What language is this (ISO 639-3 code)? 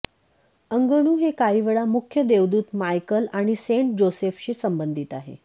mar